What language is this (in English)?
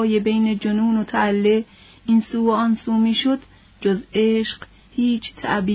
Persian